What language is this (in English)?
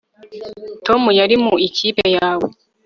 Kinyarwanda